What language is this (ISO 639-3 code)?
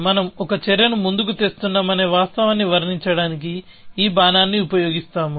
tel